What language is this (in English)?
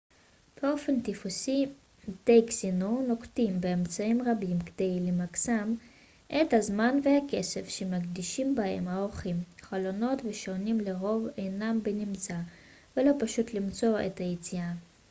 Hebrew